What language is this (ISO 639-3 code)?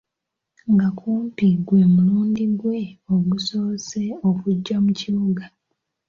lug